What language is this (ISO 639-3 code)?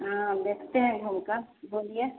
hin